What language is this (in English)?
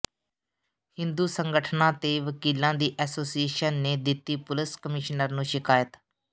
Punjabi